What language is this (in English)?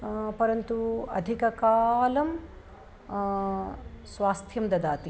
Sanskrit